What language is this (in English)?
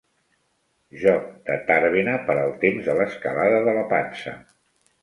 Catalan